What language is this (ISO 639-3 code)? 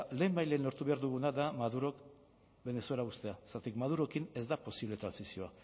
eus